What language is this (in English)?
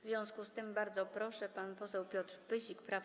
Polish